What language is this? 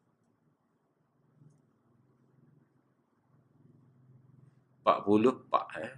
Malay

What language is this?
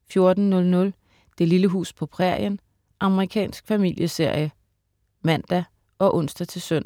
Danish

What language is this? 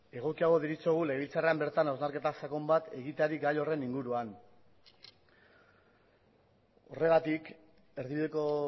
Basque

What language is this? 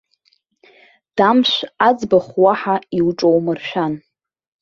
Abkhazian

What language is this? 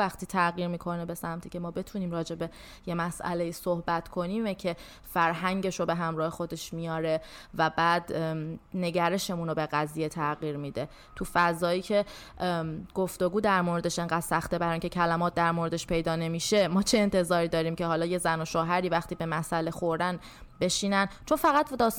Persian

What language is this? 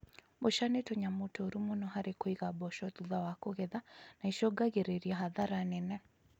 Kikuyu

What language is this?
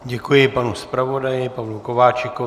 Czech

